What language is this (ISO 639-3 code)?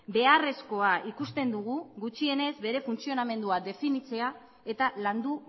eus